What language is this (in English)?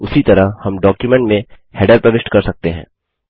Hindi